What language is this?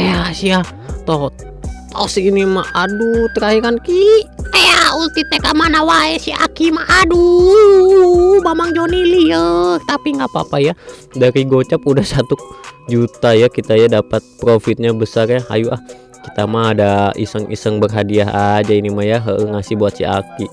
Indonesian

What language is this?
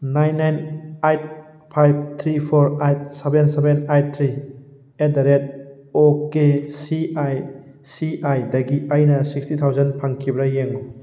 Manipuri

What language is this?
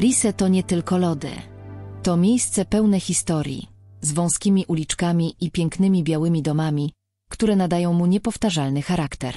Polish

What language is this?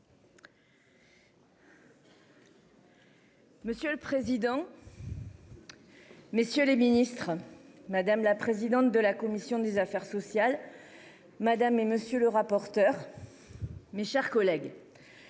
French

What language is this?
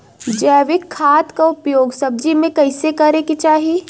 Bhojpuri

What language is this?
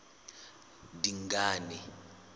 Southern Sotho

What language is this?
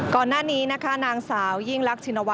Thai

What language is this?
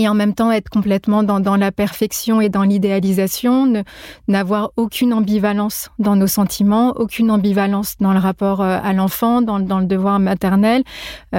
French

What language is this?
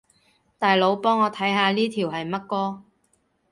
Cantonese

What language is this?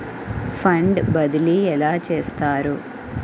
Telugu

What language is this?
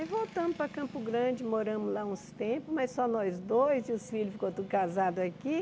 Portuguese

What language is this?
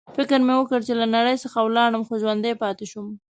Pashto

